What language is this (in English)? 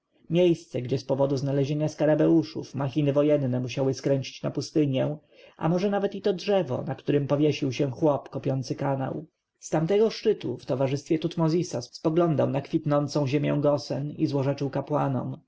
Polish